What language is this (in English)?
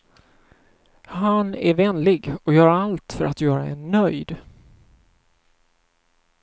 Swedish